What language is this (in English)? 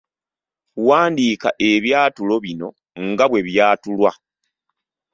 Ganda